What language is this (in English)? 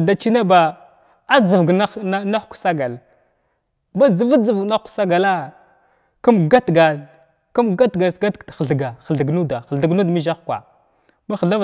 Glavda